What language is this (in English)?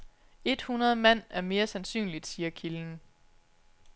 Danish